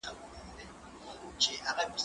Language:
Pashto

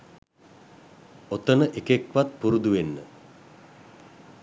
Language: Sinhala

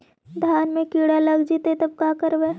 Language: Magahi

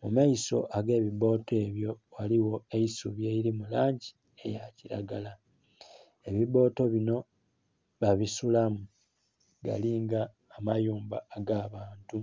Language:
Soga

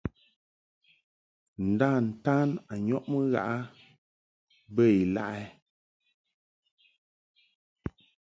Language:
Mungaka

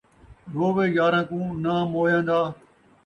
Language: Saraiki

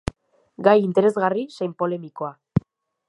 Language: Basque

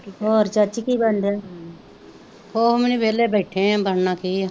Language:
Punjabi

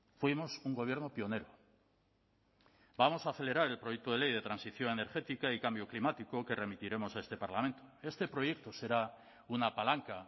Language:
Spanish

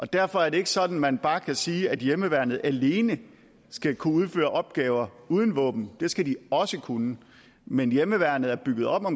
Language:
Danish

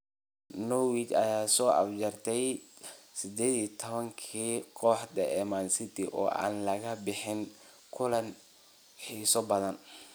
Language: Somali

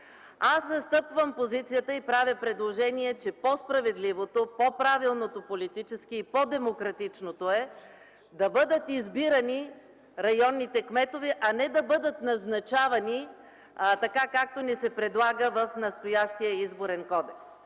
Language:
Bulgarian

